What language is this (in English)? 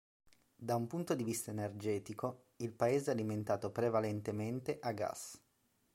Italian